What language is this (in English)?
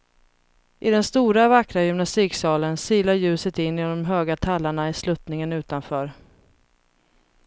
Swedish